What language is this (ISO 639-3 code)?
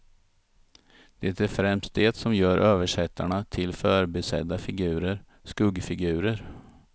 swe